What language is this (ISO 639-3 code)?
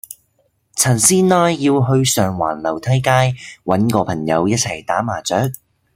yue